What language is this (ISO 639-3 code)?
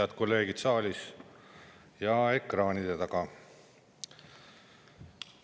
est